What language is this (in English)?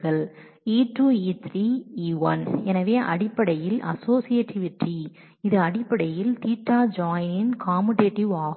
Tamil